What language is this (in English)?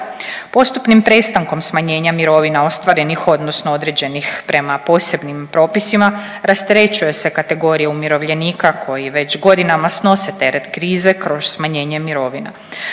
Croatian